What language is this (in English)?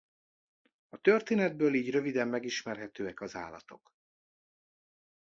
Hungarian